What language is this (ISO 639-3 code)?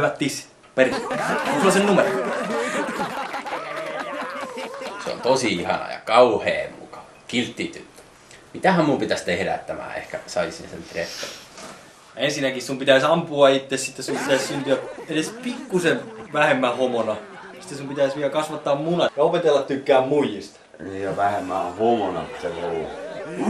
fin